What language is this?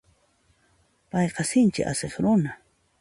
Puno Quechua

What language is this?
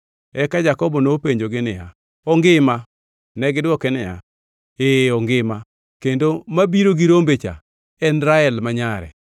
Luo (Kenya and Tanzania)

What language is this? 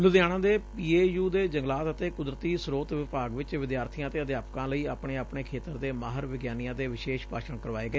Punjabi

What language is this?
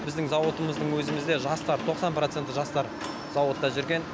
Kazakh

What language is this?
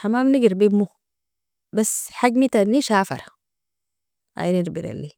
Nobiin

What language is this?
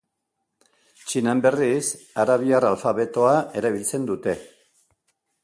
Basque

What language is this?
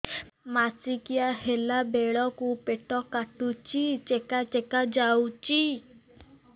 Odia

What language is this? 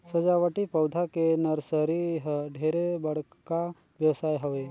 Chhattisgarhi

